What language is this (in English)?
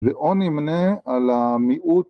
Hebrew